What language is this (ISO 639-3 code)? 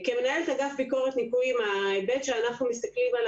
heb